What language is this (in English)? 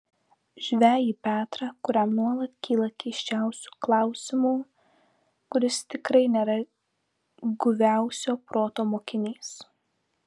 Lithuanian